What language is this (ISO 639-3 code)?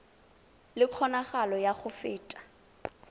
tsn